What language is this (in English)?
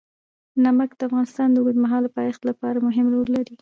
Pashto